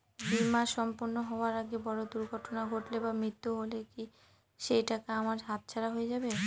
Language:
Bangla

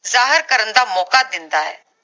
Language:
Punjabi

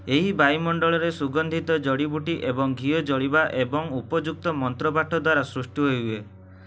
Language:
Odia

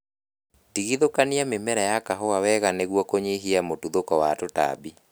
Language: Kikuyu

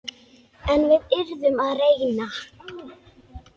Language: Icelandic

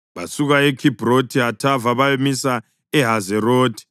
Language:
North Ndebele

